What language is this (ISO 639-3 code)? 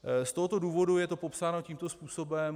ces